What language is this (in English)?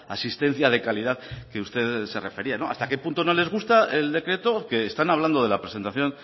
Spanish